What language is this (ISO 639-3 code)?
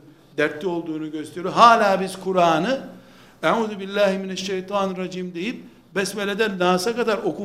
tur